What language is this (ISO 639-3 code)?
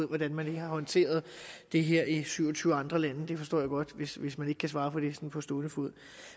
dan